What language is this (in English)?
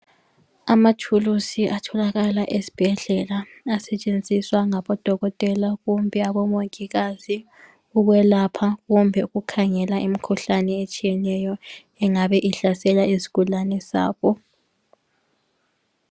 North Ndebele